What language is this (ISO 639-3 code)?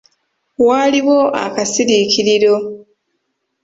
lug